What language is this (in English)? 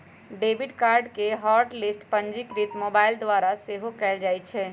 Magahi